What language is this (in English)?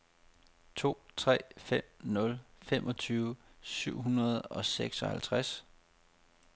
Danish